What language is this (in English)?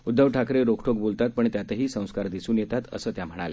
Marathi